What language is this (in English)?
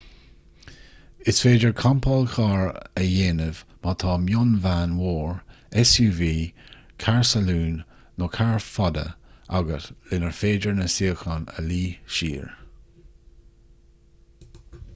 Irish